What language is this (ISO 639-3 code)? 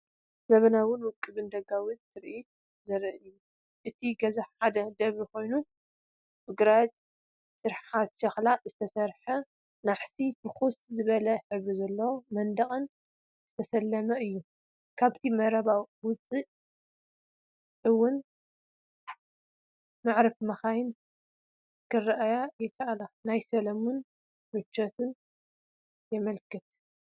tir